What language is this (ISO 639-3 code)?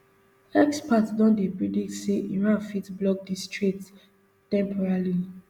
pcm